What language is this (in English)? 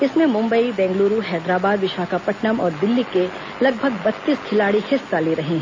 Hindi